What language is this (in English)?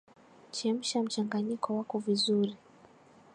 Swahili